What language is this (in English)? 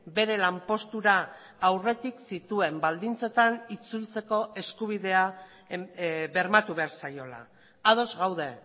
Basque